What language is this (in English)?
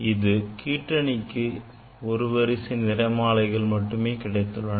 Tamil